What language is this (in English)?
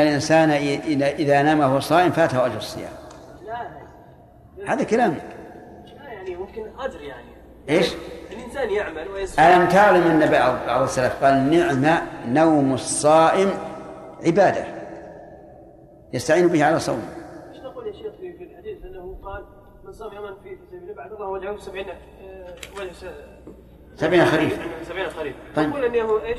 Arabic